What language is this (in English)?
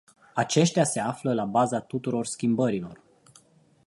Romanian